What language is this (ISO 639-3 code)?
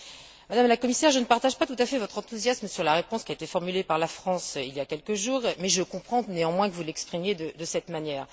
fra